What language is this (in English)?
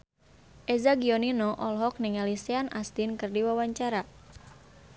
Sundanese